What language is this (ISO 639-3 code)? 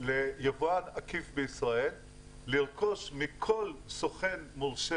heb